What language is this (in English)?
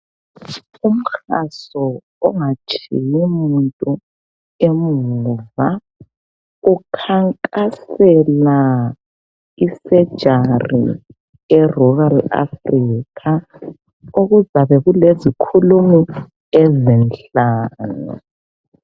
North Ndebele